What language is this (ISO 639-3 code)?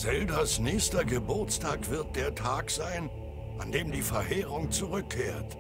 deu